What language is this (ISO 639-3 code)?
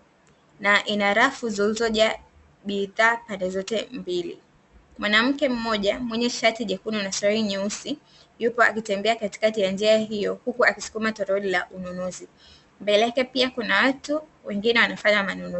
swa